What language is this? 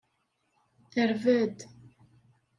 Kabyle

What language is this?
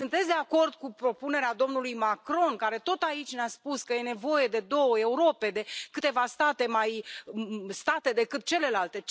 Romanian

